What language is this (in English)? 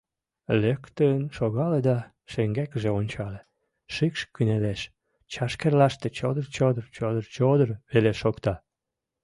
Mari